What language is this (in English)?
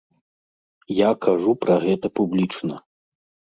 Belarusian